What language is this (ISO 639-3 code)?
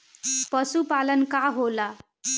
bho